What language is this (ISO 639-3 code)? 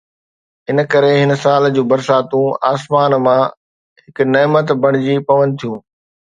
snd